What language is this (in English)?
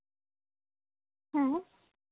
Santali